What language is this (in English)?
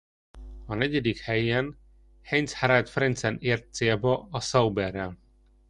Hungarian